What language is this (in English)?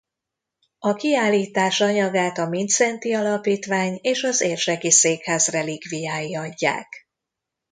Hungarian